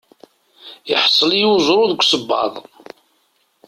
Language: Kabyle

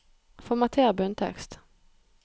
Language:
Norwegian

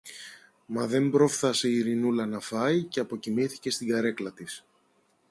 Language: Greek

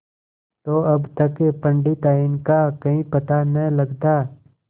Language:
Hindi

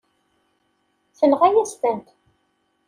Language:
Kabyle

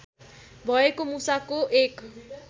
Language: Nepali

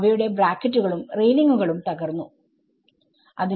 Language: Malayalam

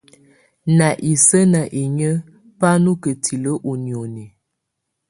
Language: Tunen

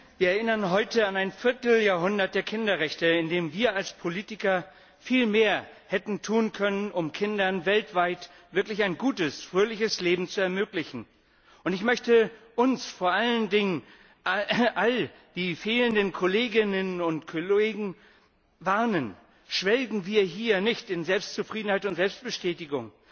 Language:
German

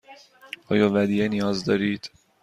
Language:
Persian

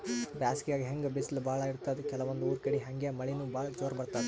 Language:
Kannada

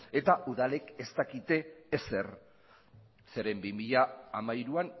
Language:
Basque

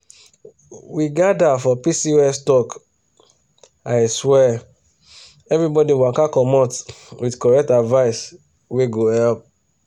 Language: Nigerian Pidgin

